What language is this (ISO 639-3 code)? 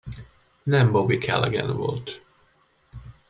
hun